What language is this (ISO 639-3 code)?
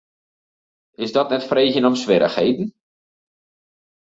fry